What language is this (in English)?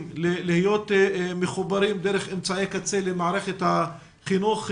Hebrew